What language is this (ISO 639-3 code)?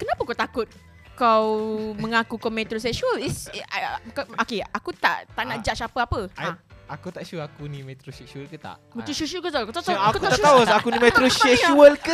msa